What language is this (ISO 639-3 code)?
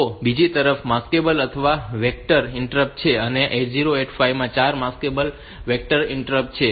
guj